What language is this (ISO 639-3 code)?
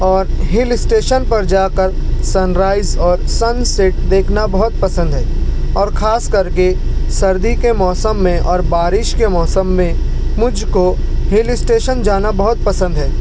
urd